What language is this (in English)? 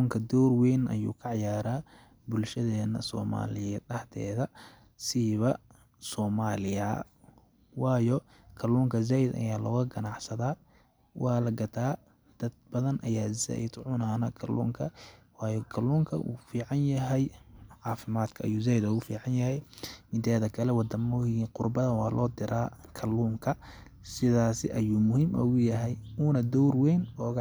Somali